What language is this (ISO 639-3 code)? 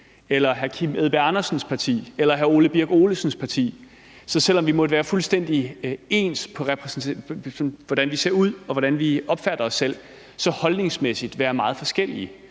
dan